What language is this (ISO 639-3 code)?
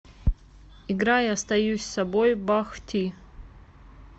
rus